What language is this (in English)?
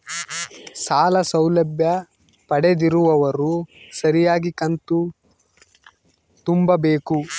Kannada